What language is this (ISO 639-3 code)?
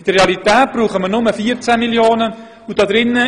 gsw